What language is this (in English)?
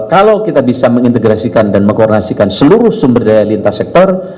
Indonesian